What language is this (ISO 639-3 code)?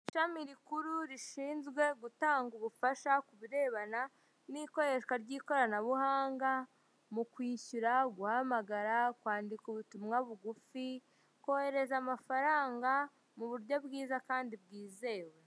kin